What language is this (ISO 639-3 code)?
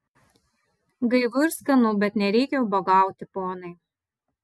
lit